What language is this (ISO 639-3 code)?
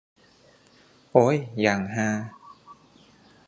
tha